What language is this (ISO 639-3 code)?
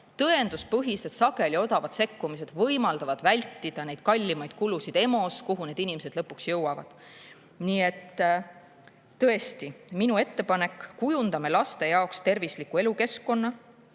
est